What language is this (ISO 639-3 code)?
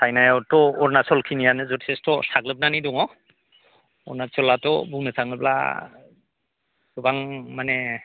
brx